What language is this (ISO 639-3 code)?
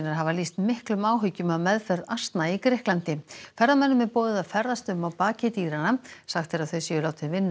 isl